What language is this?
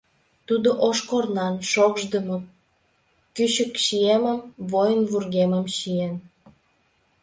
Mari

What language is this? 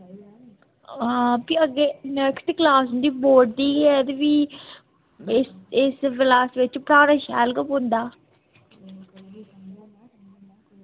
Dogri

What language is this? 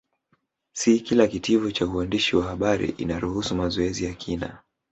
Swahili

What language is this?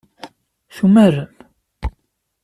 Kabyle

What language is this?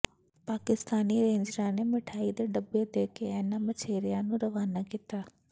Punjabi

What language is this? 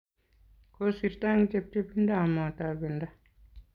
Kalenjin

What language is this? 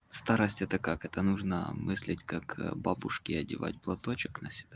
Russian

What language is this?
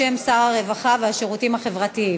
Hebrew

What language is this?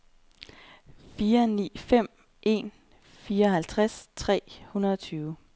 Danish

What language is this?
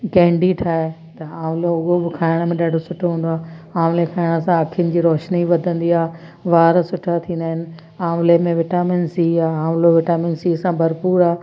Sindhi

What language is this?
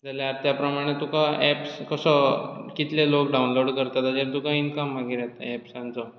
Konkani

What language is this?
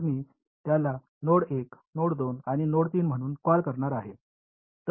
Marathi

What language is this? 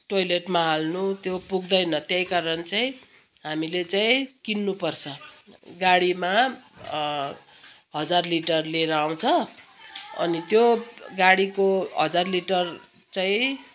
Nepali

